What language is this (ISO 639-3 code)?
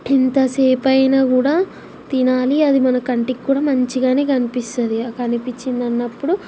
tel